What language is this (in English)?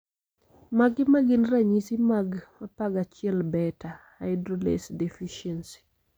Luo (Kenya and Tanzania)